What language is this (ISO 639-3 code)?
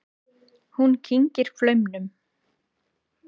isl